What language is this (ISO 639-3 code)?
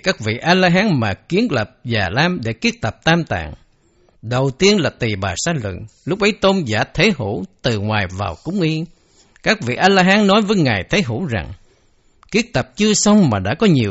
vie